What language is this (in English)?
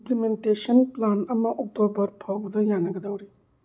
Manipuri